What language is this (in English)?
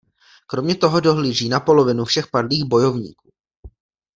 Czech